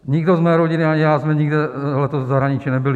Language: Czech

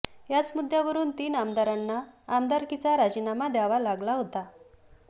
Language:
Marathi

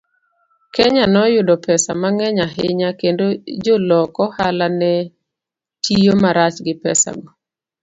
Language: Luo (Kenya and Tanzania)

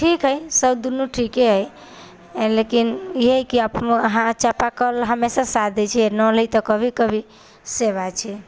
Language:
Maithili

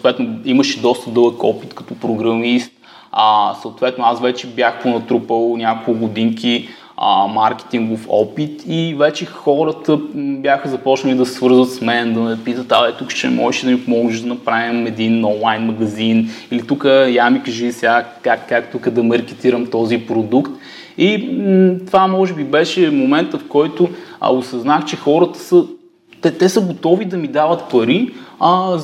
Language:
Bulgarian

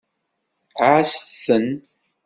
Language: Kabyle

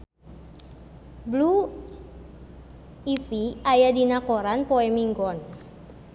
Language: Sundanese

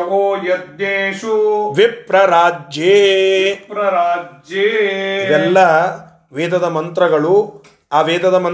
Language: Kannada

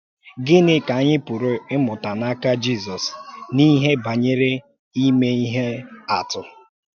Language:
Igbo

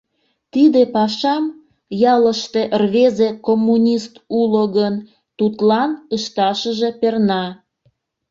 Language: Mari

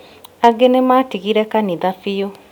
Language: Kikuyu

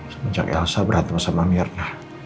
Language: Indonesian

